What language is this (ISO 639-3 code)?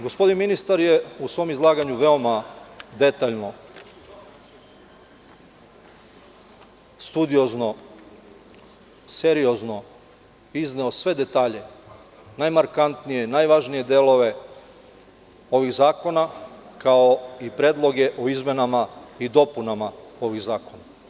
srp